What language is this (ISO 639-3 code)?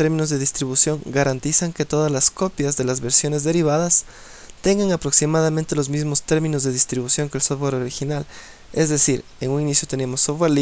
spa